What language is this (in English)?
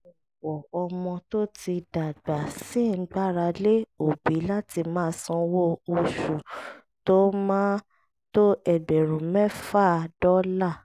Yoruba